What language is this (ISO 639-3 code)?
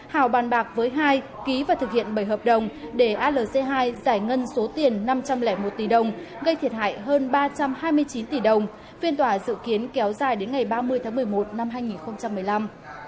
vie